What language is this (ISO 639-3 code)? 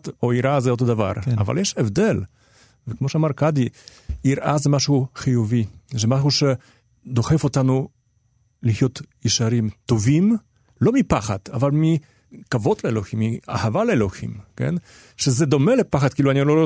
heb